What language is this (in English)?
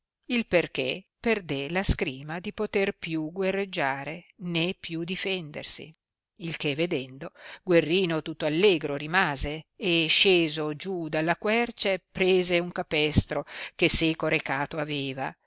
Italian